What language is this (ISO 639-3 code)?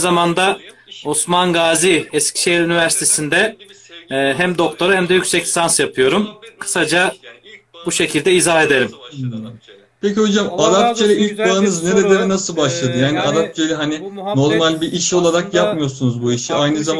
tur